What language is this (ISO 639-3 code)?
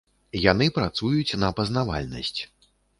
bel